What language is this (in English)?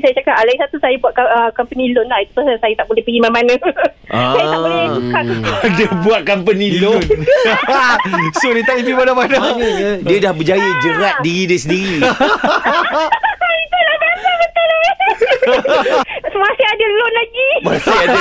Malay